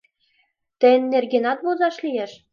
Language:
Mari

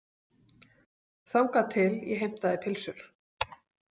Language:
Icelandic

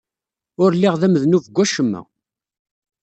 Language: Kabyle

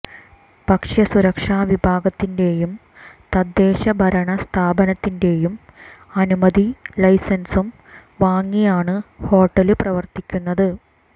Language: Malayalam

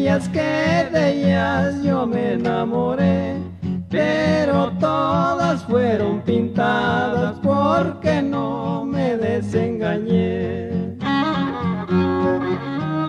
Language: Spanish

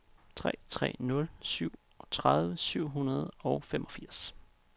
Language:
Danish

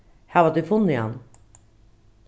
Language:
Faroese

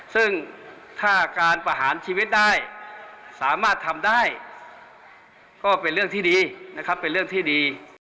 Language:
Thai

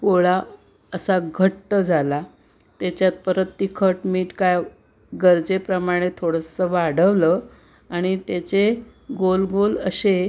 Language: Marathi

